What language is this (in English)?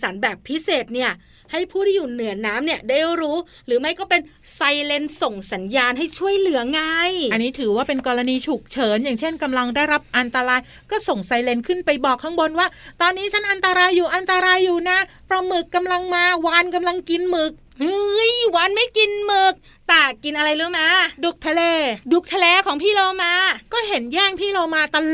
Thai